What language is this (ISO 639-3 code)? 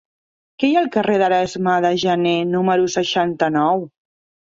cat